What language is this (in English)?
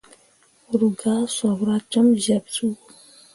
Mundang